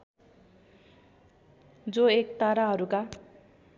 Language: Nepali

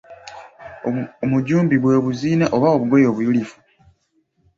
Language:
Ganda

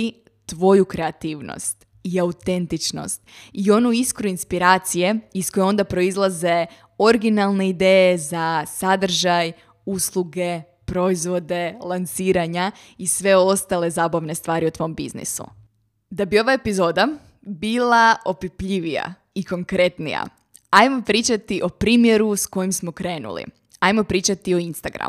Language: Croatian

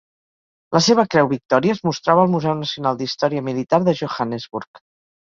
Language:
Catalan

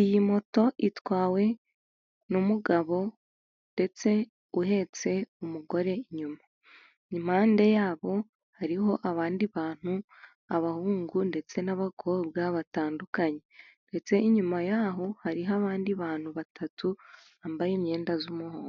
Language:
Kinyarwanda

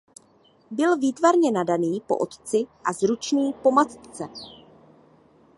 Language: Czech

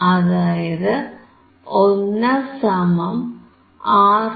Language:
Malayalam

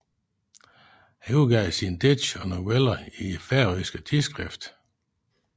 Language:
Danish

